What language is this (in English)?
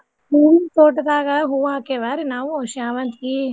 Kannada